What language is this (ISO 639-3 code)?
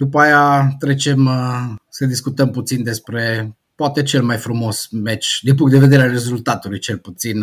ron